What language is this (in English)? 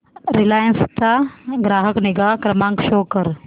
Marathi